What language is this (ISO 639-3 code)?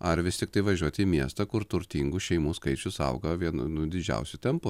lit